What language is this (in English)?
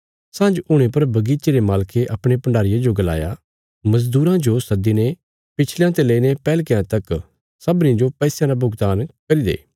Bilaspuri